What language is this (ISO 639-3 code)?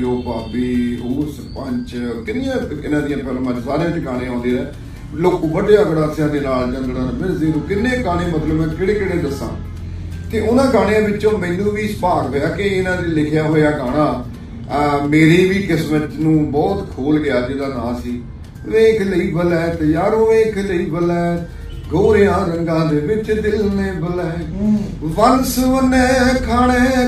pan